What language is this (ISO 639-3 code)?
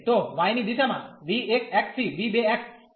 guj